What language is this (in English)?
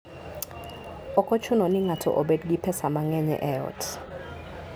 Luo (Kenya and Tanzania)